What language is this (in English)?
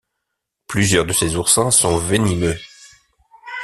French